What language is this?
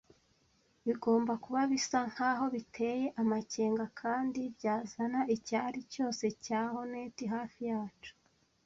Kinyarwanda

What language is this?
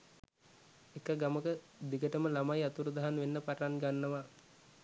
Sinhala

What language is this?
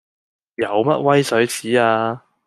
Cantonese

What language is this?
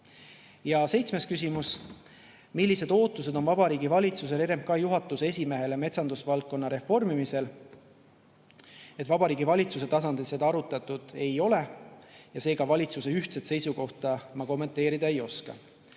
Estonian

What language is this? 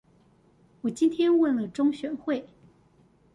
Chinese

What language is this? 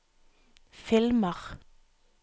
Norwegian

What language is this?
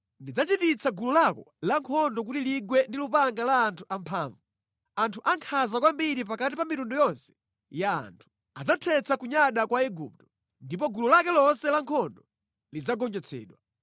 Nyanja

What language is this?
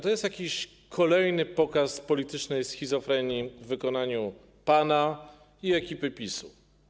Polish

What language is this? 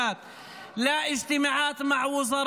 Hebrew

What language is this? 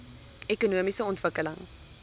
Afrikaans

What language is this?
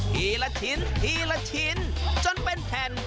Thai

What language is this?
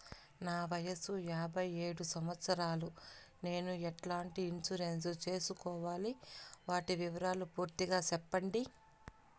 Telugu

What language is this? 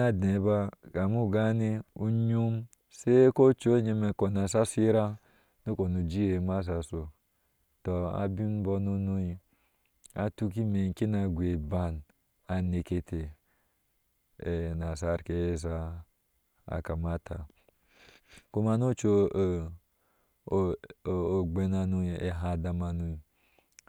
Ashe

